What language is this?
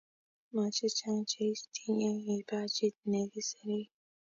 Kalenjin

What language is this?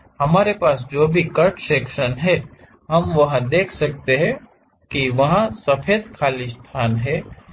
Hindi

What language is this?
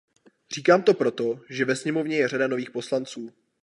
Czech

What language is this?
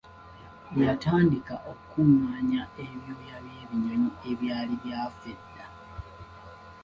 Ganda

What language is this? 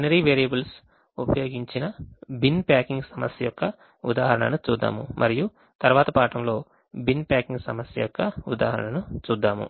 Telugu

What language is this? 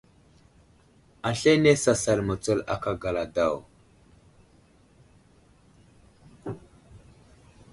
Wuzlam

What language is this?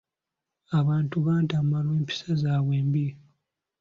Ganda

